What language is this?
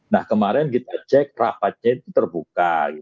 Indonesian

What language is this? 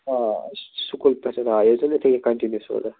Kashmiri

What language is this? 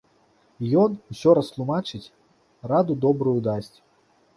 Belarusian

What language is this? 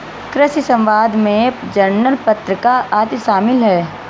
Hindi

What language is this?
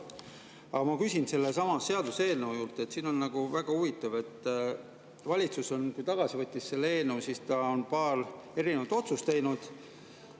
Estonian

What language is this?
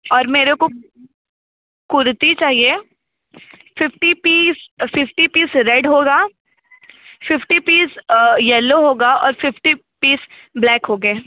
Hindi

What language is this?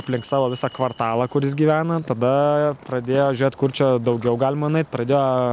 Lithuanian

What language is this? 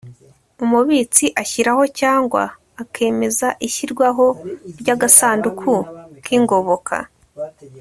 Kinyarwanda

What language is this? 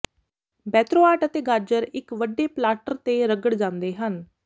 Punjabi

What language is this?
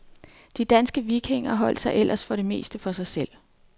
Danish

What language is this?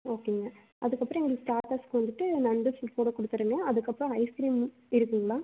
Tamil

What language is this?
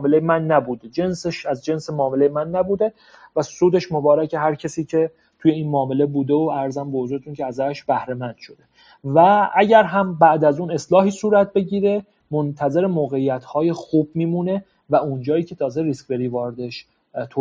Persian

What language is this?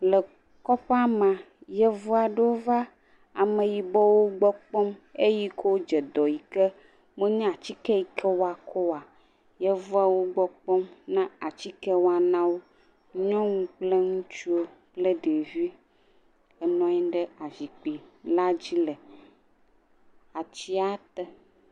Ewe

